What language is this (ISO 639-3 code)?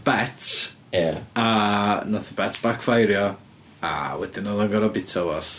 cym